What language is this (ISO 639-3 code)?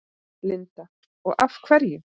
isl